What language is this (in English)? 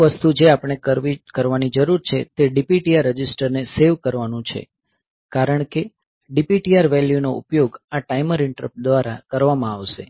Gujarati